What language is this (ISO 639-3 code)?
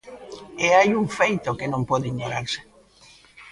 glg